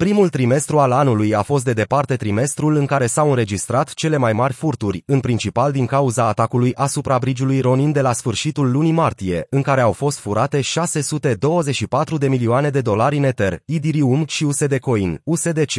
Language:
Romanian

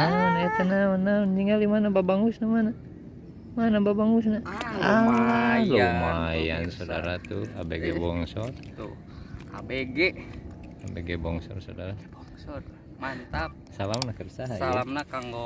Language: Indonesian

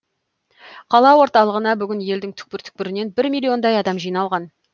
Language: Kazakh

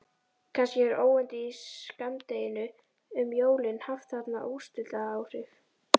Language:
Icelandic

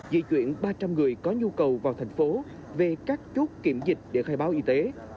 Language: Vietnamese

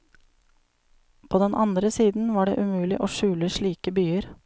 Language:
Norwegian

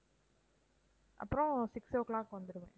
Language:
Tamil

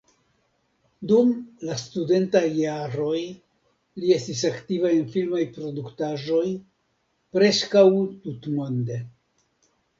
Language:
Esperanto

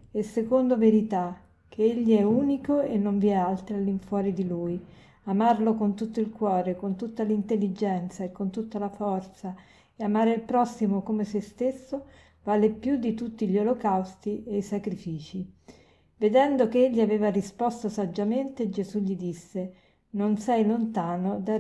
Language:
Italian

